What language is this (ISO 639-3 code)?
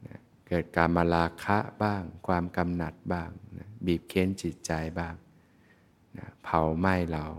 tha